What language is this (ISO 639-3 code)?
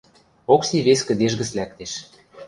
mrj